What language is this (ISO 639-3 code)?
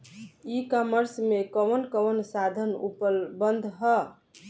bho